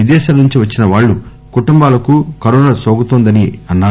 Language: Telugu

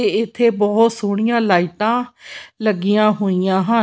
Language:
Punjabi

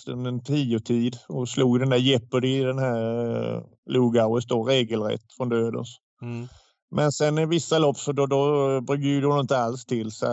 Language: Swedish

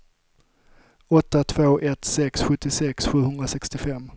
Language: Swedish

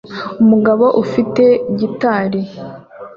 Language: Kinyarwanda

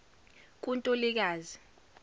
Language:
Zulu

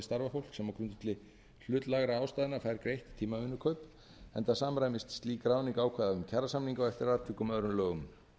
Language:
Icelandic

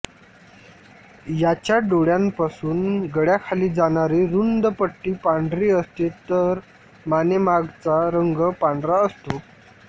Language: Marathi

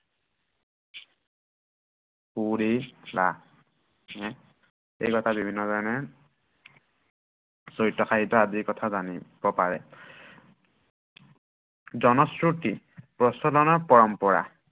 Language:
Assamese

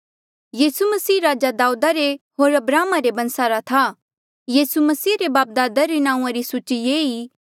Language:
Mandeali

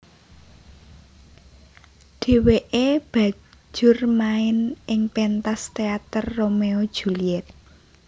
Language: Javanese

